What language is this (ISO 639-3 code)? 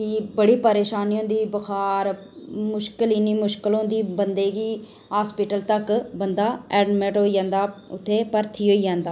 doi